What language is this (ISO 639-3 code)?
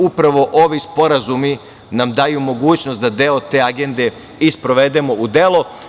srp